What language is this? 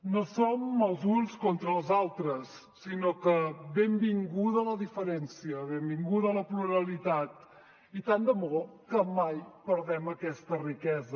Catalan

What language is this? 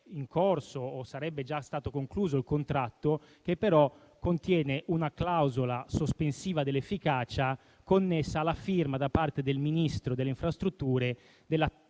Italian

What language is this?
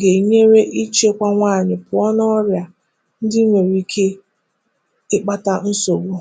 Igbo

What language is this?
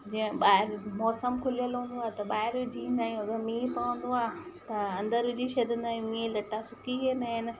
Sindhi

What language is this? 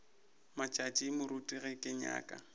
Northern Sotho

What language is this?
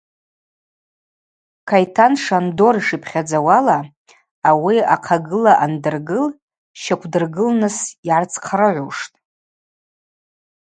Abaza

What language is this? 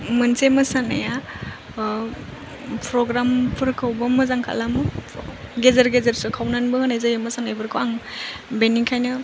Bodo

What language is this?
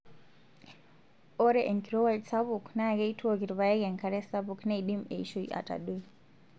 Masai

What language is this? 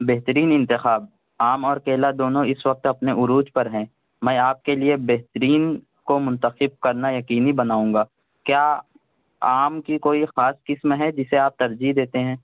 Urdu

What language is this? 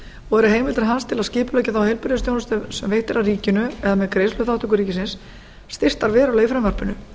Icelandic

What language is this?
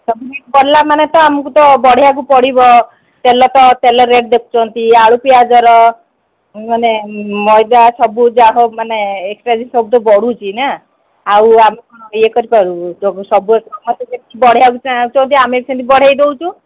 Odia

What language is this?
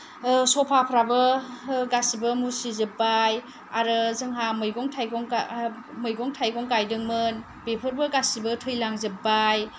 Bodo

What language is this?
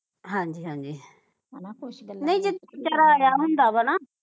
Punjabi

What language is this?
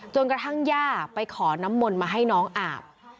Thai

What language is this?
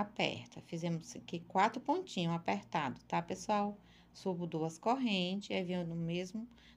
Portuguese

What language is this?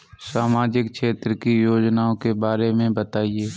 Hindi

